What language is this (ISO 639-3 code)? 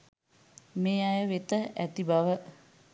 sin